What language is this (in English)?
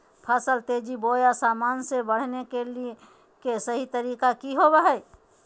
Magahi